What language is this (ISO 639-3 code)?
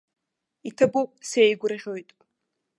abk